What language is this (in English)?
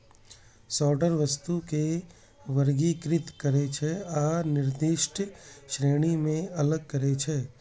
Maithili